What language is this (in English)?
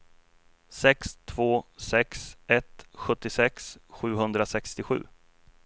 Swedish